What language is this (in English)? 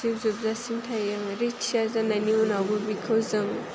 Bodo